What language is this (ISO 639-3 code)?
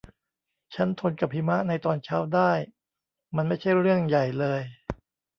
tha